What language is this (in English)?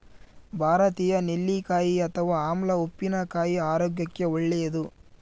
Kannada